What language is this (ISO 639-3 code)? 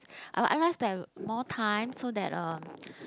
eng